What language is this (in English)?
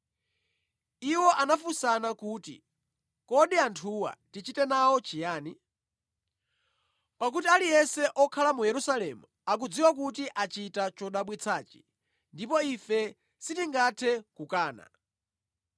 Nyanja